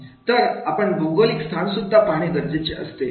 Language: Marathi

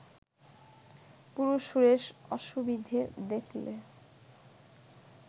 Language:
Bangla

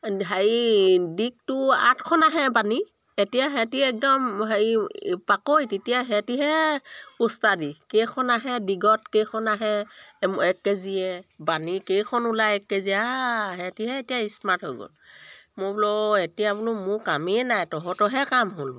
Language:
Assamese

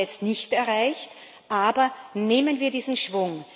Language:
German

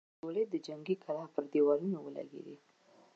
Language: Pashto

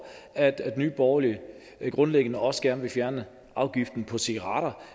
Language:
Danish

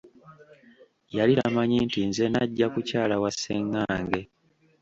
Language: Ganda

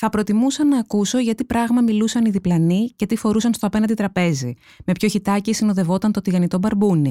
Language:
Greek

